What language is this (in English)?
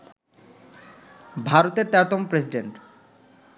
Bangla